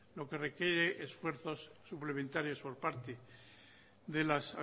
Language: Spanish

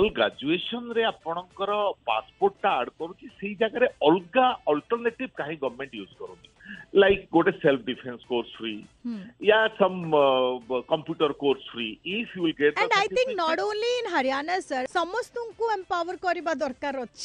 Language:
Hindi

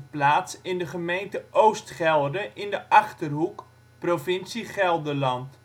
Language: Dutch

